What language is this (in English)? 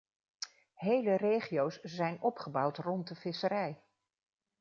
Dutch